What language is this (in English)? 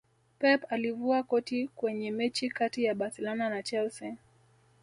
Swahili